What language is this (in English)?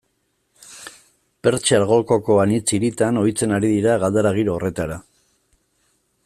Basque